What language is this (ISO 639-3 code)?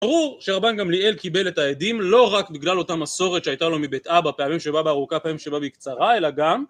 heb